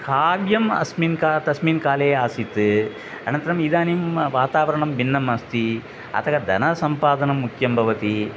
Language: Sanskrit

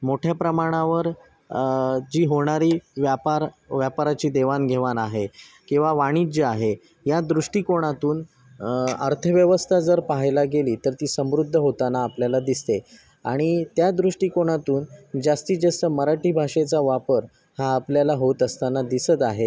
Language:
Marathi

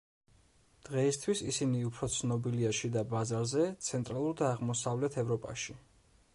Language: Georgian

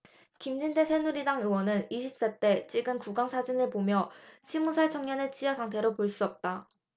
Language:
Korean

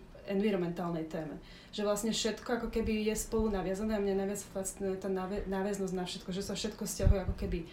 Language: Slovak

